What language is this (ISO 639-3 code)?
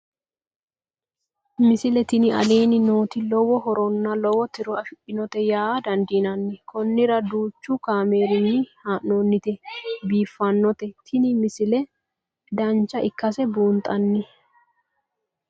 sid